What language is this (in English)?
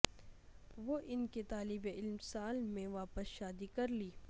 Urdu